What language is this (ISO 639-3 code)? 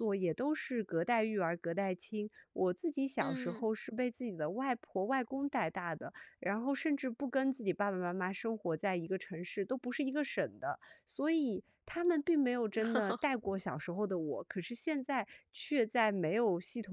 zho